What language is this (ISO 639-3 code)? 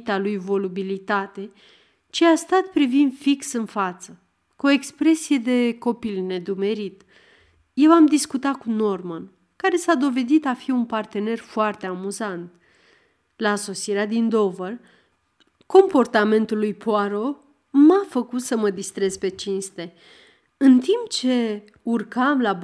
ron